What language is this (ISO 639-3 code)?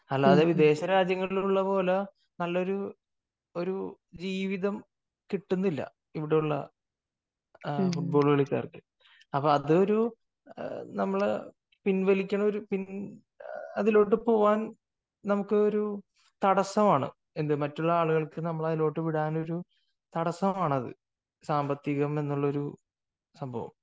mal